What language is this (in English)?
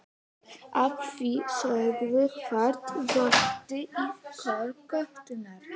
Icelandic